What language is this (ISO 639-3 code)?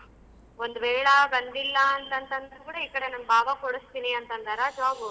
kan